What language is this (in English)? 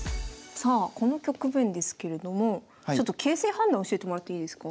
Japanese